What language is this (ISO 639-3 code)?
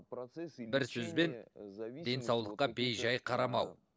kaz